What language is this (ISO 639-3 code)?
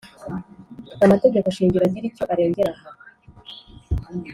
kin